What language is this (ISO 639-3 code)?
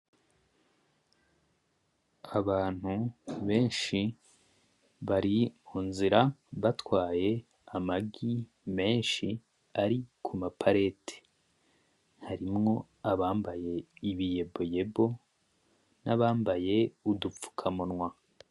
run